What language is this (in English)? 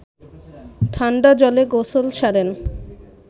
Bangla